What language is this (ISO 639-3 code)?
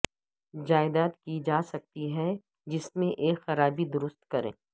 urd